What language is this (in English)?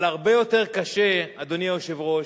Hebrew